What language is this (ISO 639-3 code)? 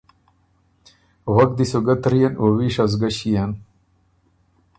oru